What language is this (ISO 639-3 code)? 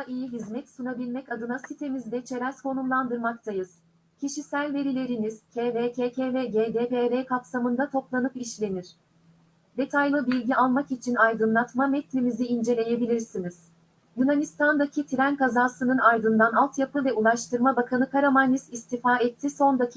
tur